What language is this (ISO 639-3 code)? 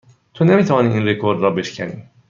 fas